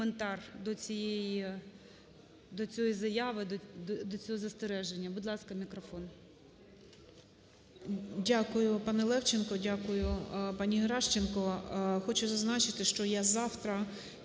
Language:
Ukrainian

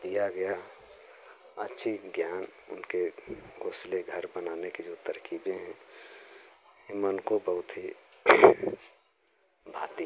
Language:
Hindi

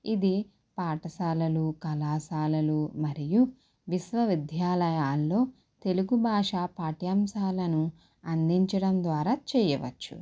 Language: Telugu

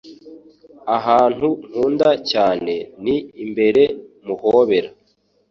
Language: Kinyarwanda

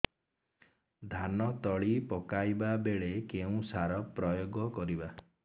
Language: Odia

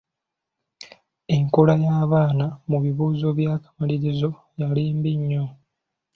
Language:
Ganda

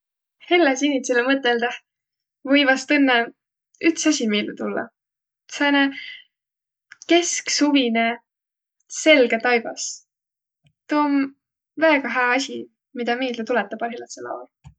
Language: Võro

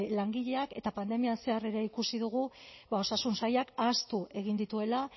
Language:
Basque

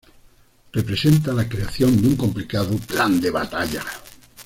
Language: Spanish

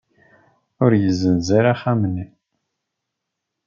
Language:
Kabyle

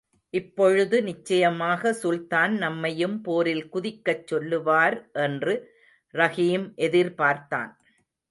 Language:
Tamil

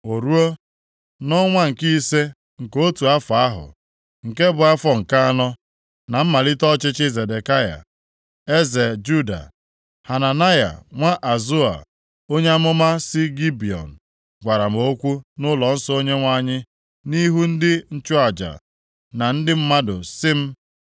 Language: Igbo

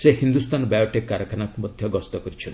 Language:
Odia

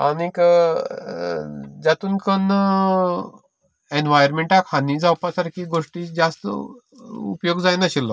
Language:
Konkani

